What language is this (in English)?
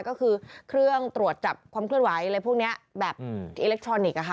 Thai